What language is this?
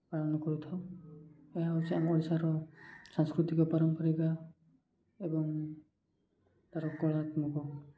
Odia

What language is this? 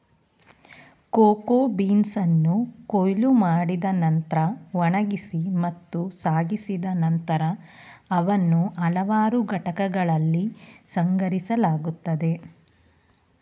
Kannada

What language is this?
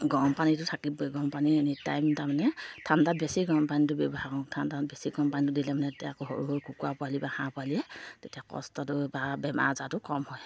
Assamese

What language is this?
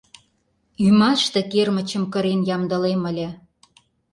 Mari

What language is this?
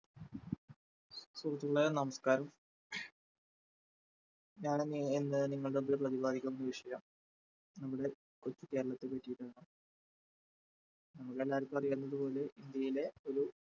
Malayalam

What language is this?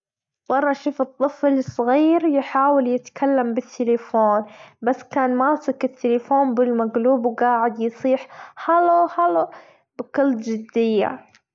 Gulf Arabic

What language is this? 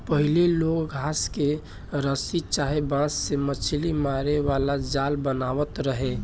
Bhojpuri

